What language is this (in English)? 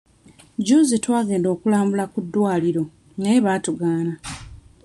Ganda